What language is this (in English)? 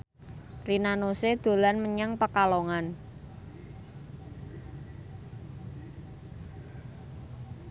Javanese